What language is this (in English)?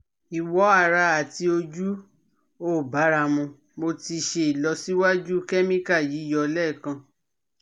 Yoruba